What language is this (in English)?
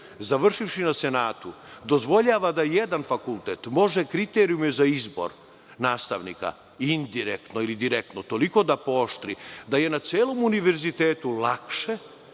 Serbian